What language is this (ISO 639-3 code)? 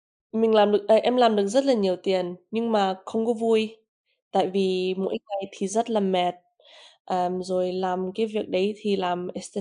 vie